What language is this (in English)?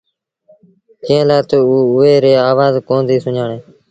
Sindhi Bhil